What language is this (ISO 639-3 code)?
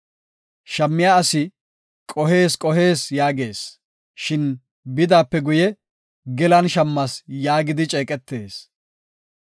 gof